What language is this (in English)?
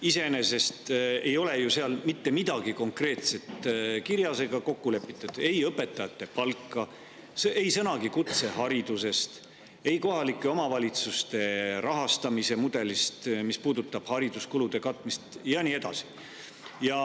Estonian